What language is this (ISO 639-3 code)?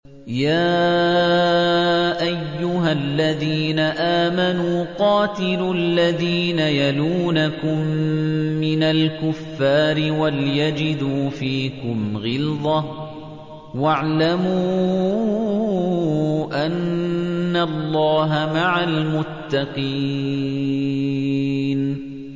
ara